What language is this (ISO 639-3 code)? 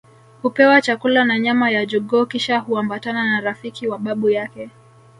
swa